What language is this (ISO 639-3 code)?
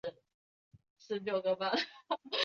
zho